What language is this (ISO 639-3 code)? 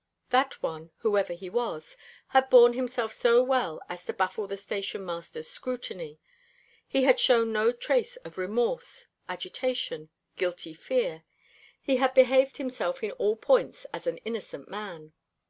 eng